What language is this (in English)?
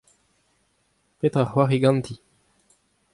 Breton